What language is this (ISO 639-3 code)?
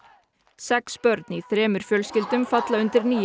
isl